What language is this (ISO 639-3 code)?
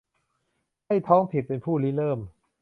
tha